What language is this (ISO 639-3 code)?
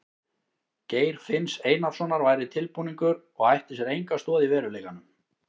isl